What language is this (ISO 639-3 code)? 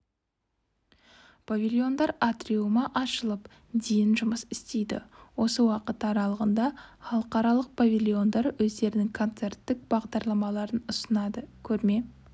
kaz